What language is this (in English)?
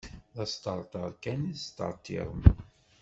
Kabyle